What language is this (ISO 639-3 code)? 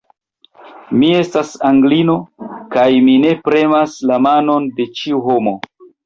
epo